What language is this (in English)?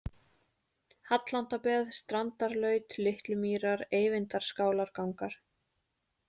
Icelandic